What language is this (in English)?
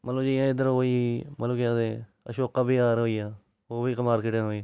Dogri